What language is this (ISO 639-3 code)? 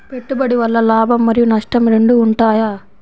tel